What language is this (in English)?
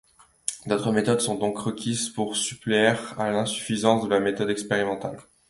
French